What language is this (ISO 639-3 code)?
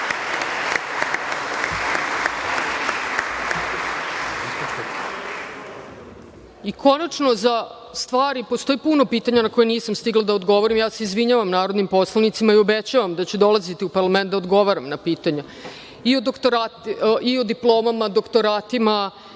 srp